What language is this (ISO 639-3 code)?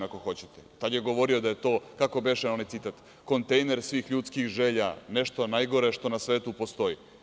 srp